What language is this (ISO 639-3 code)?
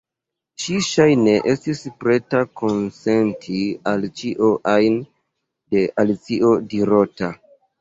epo